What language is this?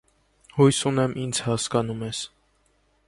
Armenian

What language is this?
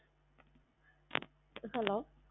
Tamil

